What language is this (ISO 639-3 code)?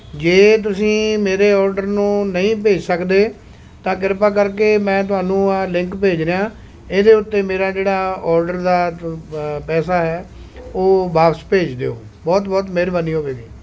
pan